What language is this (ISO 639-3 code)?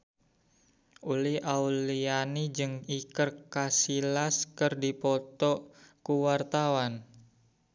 sun